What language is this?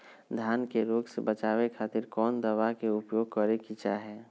Magahi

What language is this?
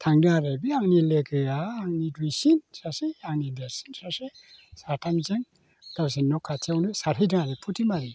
Bodo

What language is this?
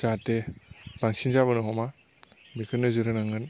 Bodo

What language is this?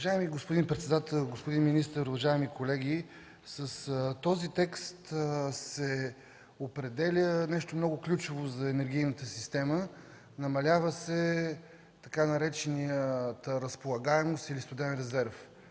Bulgarian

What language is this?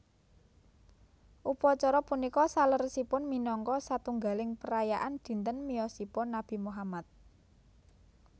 Javanese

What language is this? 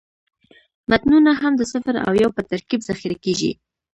Pashto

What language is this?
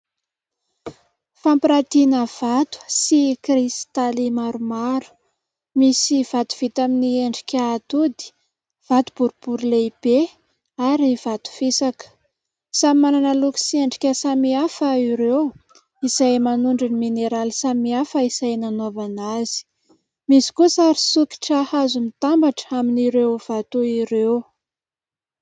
Malagasy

